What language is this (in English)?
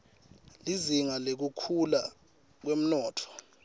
Swati